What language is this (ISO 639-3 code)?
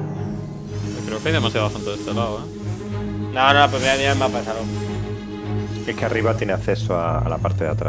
spa